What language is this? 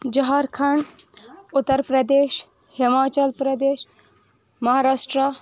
Kashmiri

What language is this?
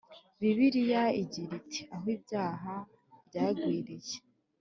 Kinyarwanda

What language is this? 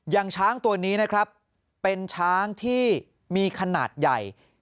Thai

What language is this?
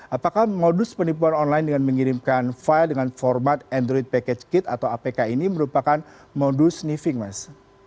Indonesian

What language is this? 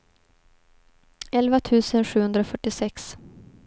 Swedish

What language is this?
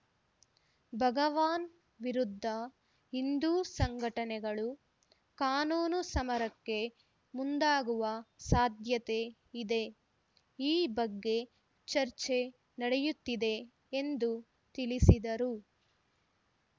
Kannada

